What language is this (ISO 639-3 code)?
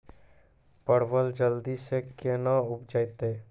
mai